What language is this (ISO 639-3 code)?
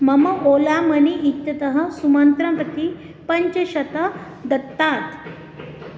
san